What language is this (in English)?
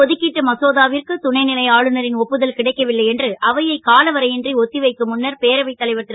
Tamil